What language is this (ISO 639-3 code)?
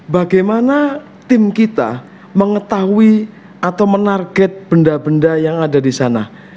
ind